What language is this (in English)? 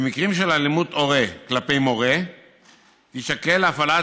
Hebrew